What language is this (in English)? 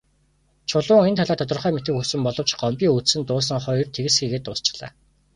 Mongolian